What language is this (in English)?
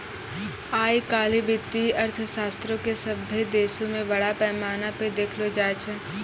Maithili